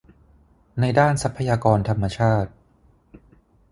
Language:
Thai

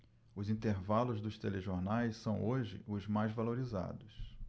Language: Portuguese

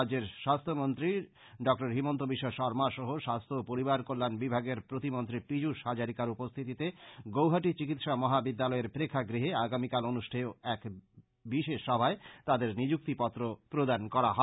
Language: Bangla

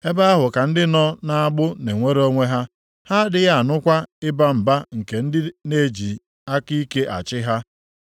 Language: Igbo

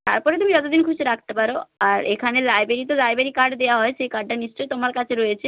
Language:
Bangla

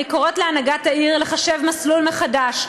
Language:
Hebrew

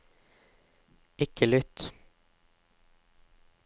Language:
Norwegian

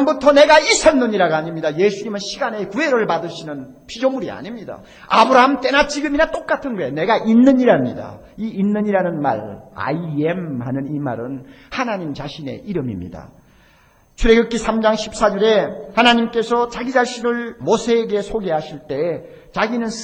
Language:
Korean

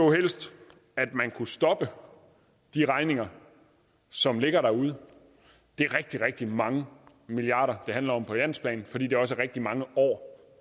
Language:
Danish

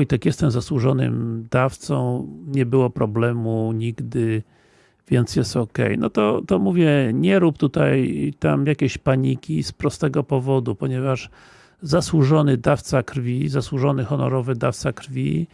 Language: Polish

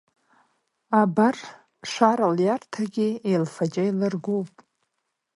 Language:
Abkhazian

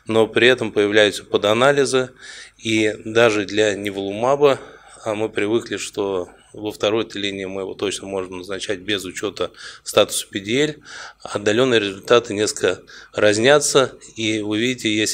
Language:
Russian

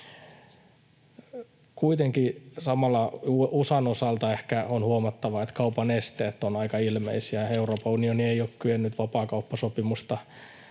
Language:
Finnish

